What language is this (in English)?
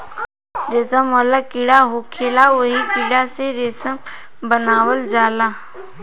Bhojpuri